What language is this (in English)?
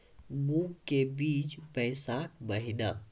Maithili